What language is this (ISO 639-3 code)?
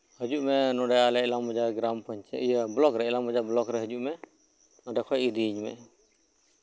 sat